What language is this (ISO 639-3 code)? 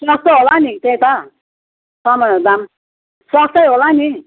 nep